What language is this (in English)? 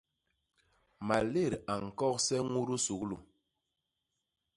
Basaa